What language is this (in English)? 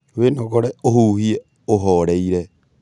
Kikuyu